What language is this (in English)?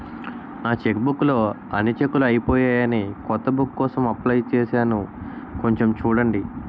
Telugu